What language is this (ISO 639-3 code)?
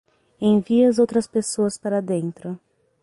por